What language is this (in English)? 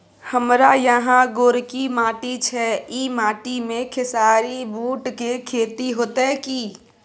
Maithili